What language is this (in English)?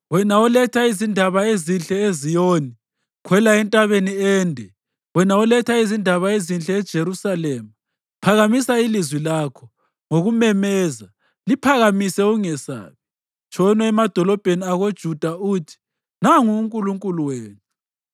North Ndebele